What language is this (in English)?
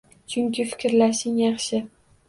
Uzbek